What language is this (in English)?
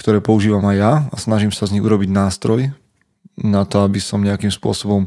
Slovak